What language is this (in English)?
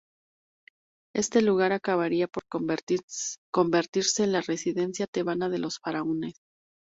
Spanish